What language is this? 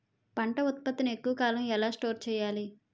Telugu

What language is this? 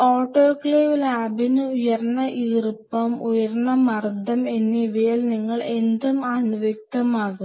Malayalam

